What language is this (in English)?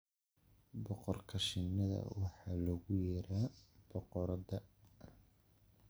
Somali